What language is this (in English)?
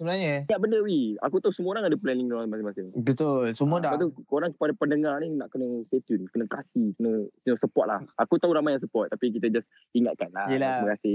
Malay